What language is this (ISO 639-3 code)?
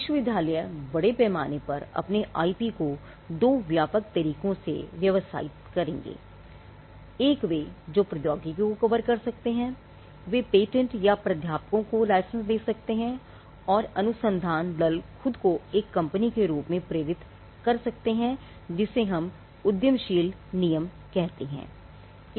hin